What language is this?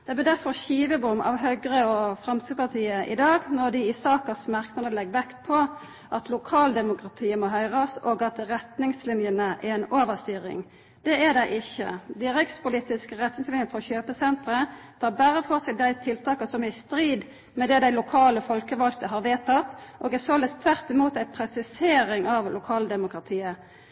Norwegian Nynorsk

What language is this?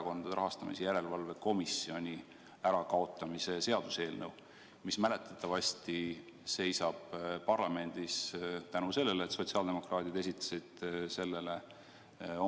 Estonian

